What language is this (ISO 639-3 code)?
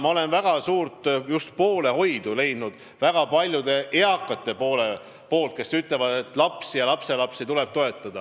est